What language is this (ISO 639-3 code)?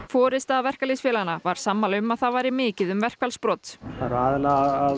isl